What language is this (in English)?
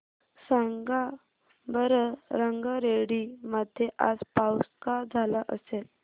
Marathi